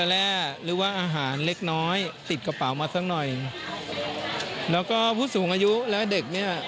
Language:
Thai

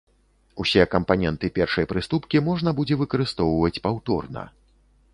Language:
Belarusian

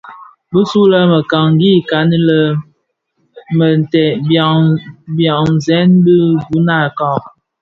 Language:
Bafia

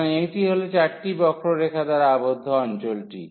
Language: Bangla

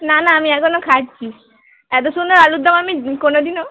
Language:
Bangla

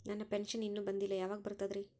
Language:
Kannada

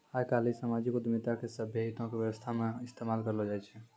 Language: Maithili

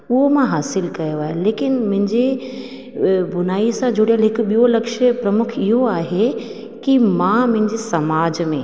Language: Sindhi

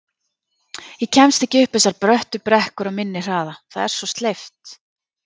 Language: Icelandic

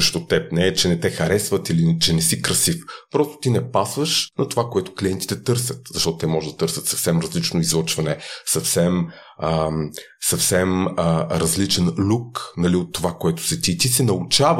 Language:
Bulgarian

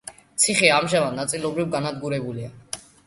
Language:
Georgian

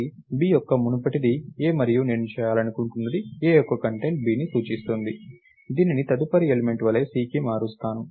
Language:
Telugu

